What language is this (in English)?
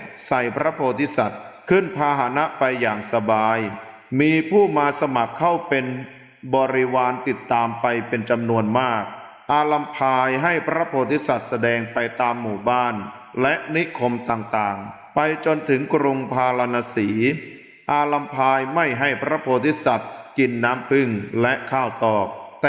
Thai